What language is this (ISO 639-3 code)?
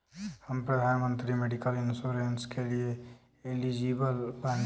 bho